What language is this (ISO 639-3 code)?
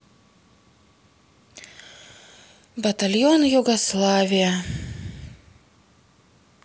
rus